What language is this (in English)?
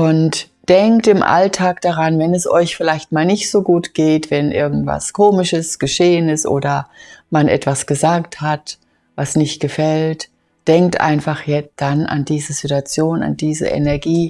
German